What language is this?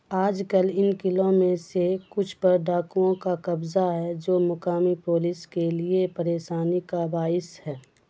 Urdu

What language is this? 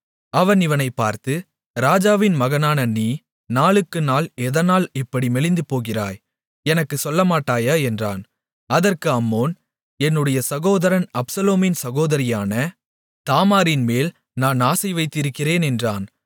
Tamil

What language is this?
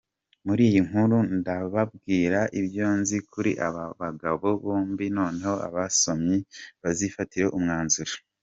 Kinyarwanda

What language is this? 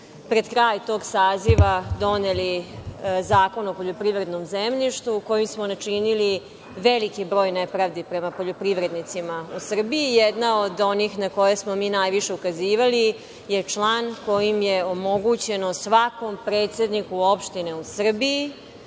Serbian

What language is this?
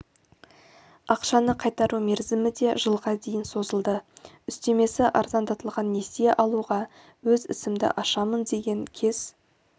Kazakh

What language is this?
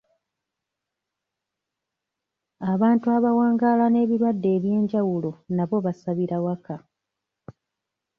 Ganda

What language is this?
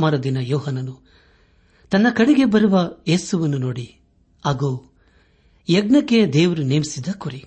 Kannada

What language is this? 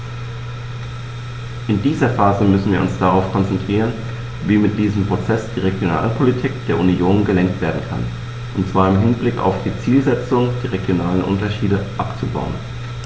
German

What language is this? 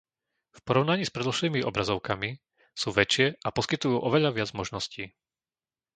Slovak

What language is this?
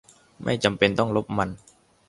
Thai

